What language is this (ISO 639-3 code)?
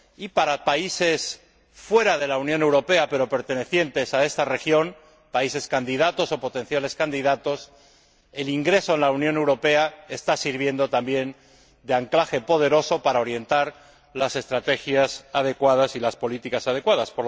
spa